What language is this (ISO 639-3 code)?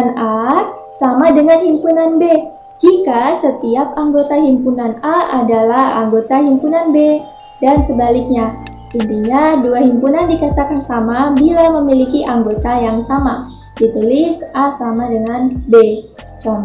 ind